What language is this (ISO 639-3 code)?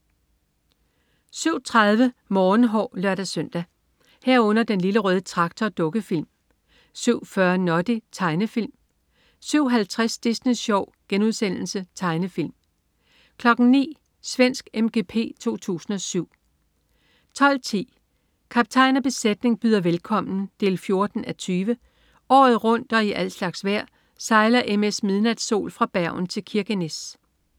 dan